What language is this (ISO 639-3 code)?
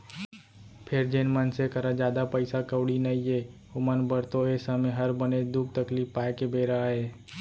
hne